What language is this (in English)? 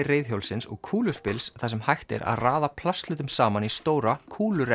Icelandic